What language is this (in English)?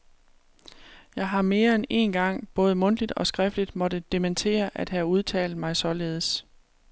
Danish